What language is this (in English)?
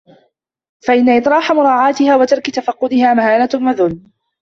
Arabic